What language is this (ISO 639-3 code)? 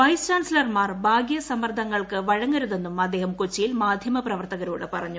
mal